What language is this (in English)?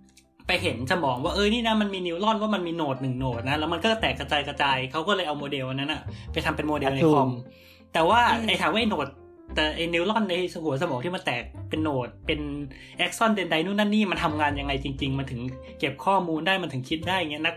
Thai